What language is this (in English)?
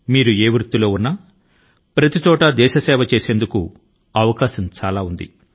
Telugu